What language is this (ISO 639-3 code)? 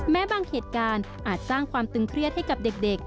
tha